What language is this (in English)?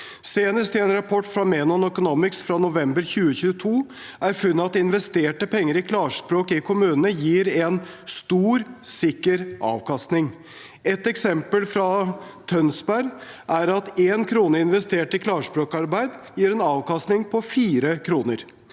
Norwegian